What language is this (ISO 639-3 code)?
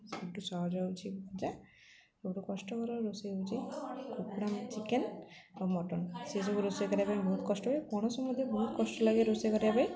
ori